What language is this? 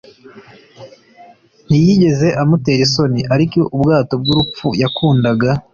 Kinyarwanda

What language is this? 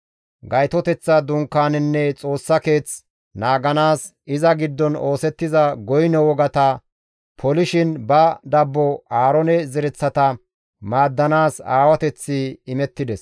Gamo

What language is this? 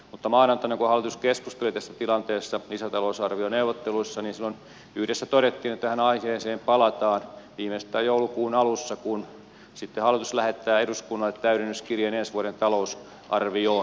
Finnish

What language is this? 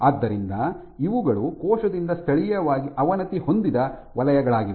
Kannada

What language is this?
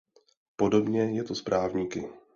Czech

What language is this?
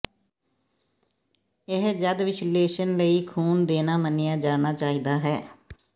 Punjabi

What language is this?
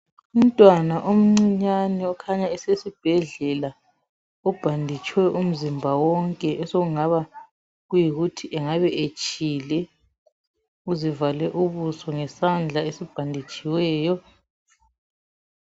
North Ndebele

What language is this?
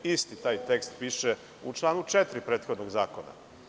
Serbian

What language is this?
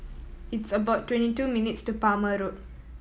English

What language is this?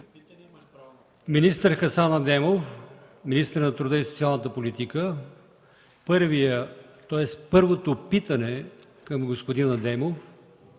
Bulgarian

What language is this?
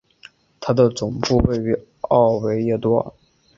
Chinese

